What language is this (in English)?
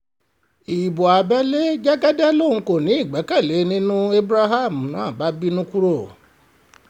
Yoruba